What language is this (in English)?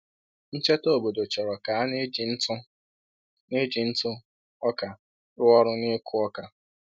Igbo